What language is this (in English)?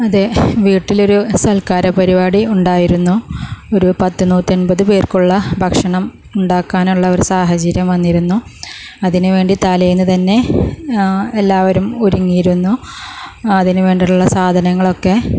Malayalam